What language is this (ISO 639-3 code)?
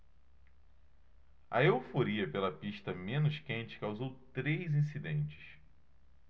por